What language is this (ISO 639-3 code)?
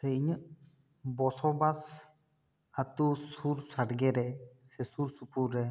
sat